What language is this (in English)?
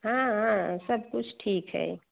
Hindi